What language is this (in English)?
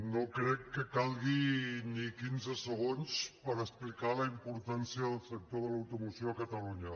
Catalan